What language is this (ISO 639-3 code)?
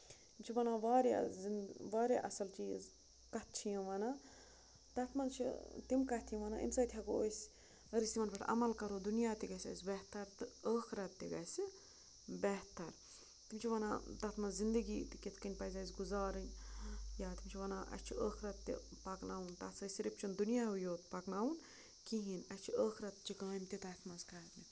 kas